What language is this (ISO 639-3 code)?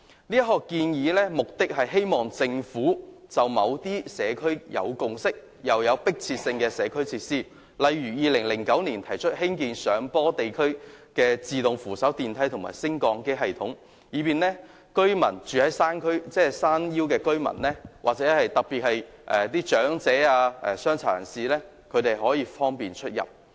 yue